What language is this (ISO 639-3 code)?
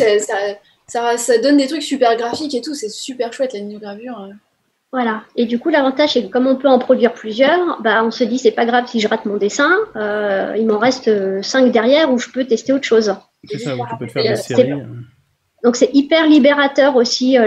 fra